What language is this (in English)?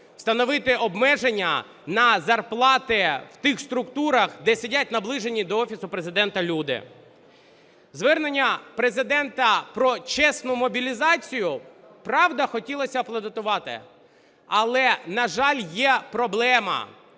Ukrainian